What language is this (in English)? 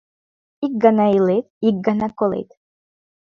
Mari